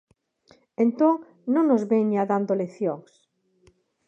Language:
Galician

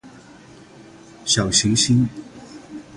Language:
Chinese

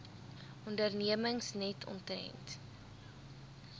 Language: Afrikaans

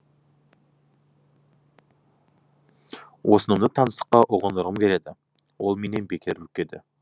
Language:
Kazakh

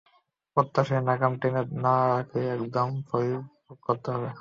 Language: Bangla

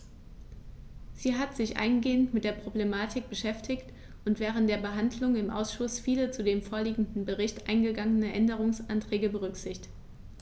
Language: German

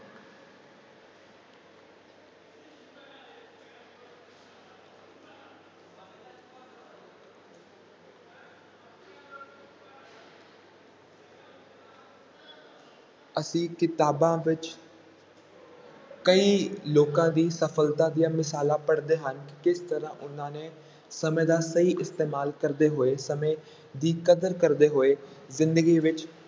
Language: Punjabi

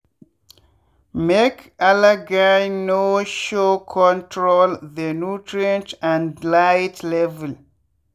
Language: Nigerian Pidgin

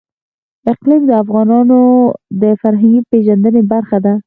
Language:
Pashto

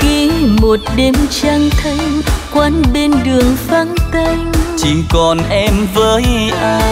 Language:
Vietnamese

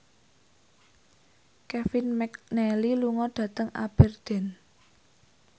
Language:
Javanese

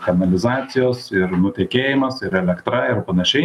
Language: Lithuanian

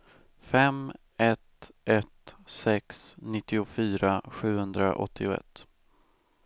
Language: Swedish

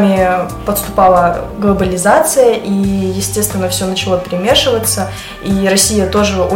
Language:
Russian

